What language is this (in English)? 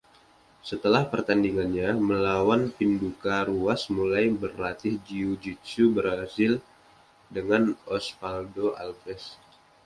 Indonesian